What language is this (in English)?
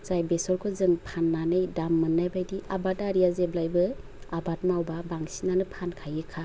Bodo